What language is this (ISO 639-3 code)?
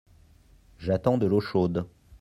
fra